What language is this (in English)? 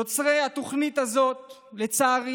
Hebrew